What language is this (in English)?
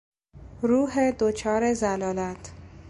Persian